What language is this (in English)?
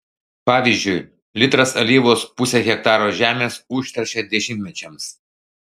Lithuanian